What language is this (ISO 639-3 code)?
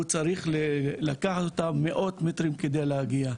heb